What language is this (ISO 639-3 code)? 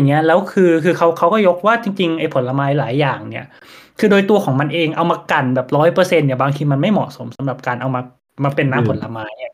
tha